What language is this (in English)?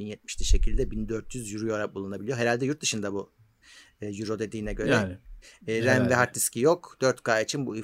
Turkish